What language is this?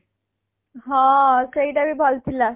Odia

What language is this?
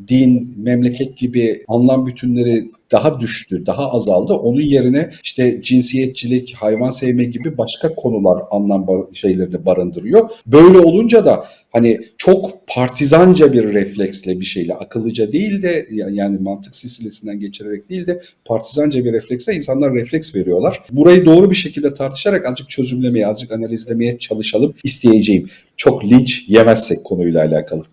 Turkish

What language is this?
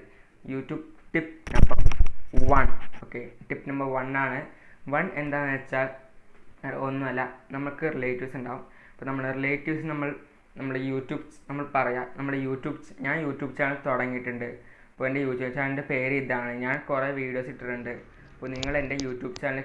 Vietnamese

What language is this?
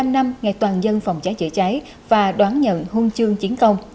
Vietnamese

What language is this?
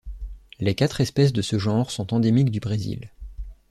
French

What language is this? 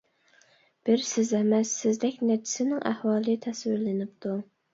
Uyghur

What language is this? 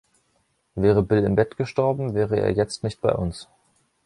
German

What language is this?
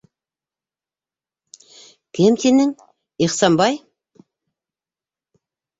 Bashkir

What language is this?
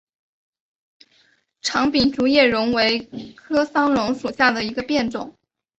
Chinese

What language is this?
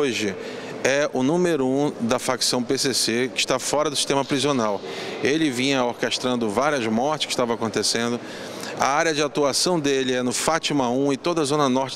Portuguese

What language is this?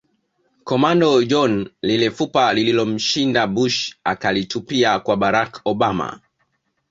Swahili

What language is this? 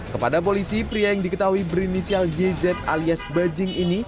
Indonesian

